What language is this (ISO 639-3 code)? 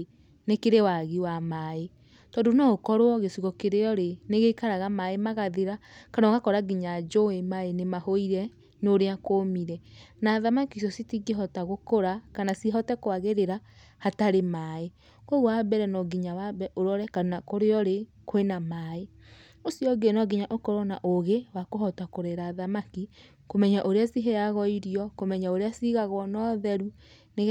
kik